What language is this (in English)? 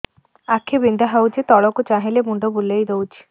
Odia